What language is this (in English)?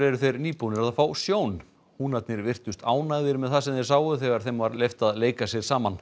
Icelandic